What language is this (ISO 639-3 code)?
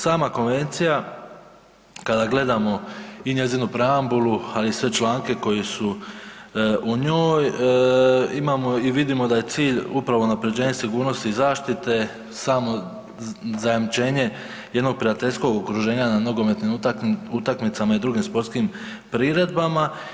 hrv